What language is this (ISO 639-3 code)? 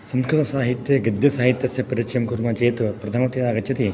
san